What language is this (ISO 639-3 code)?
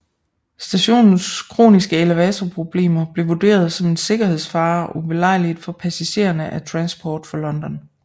dan